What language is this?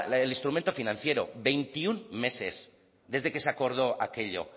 Spanish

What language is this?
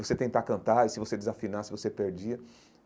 Portuguese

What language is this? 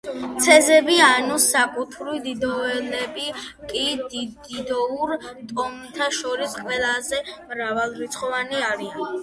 Georgian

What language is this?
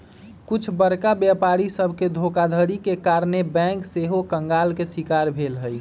Magahi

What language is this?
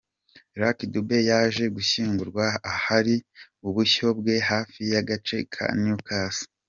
Kinyarwanda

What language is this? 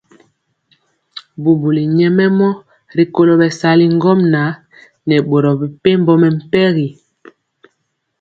Mpiemo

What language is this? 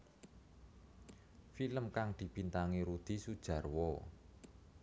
Javanese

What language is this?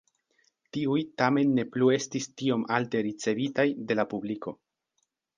Esperanto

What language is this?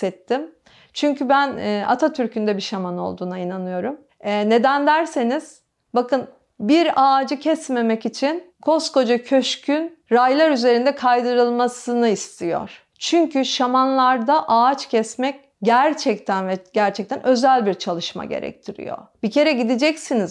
Turkish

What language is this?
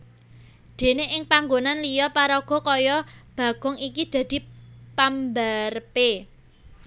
Javanese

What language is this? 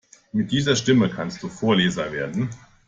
German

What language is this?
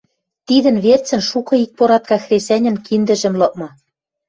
Western Mari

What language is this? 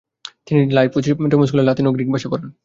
Bangla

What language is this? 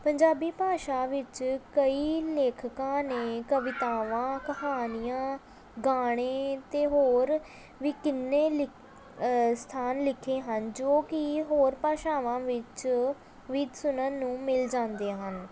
Punjabi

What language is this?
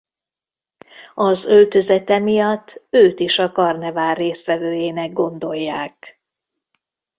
Hungarian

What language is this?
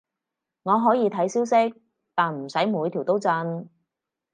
Cantonese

